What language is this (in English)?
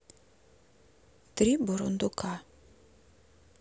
Russian